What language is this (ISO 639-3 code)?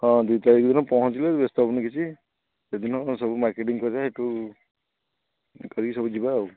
ori